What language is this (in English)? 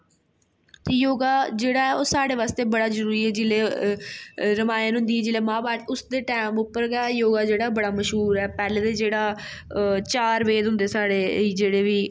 Dogri